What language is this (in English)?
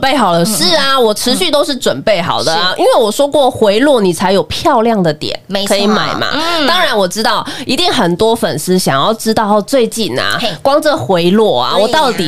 Chinese